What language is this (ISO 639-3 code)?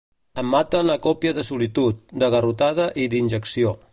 cat